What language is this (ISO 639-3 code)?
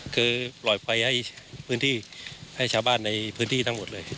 tha